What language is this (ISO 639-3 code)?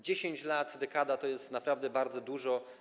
pol